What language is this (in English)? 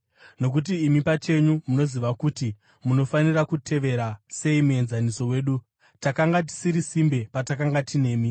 Shona